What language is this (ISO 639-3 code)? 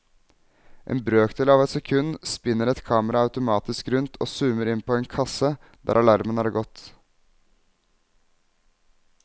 nor